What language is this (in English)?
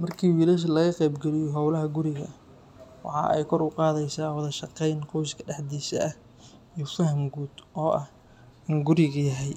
Somali